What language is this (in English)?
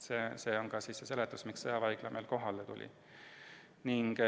Estonian